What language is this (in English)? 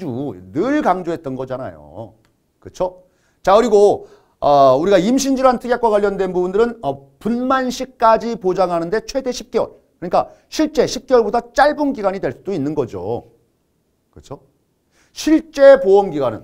Korean